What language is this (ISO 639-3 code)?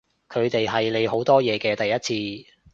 yue